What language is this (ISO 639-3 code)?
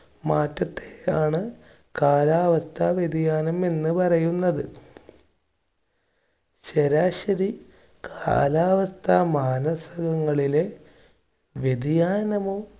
mal